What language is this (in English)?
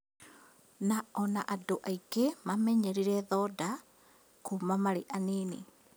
Kikuyu